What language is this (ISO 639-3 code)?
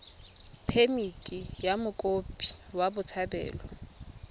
tsn